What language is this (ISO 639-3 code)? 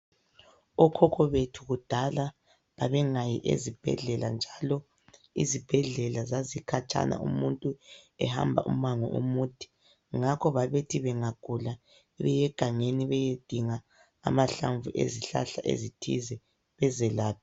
nde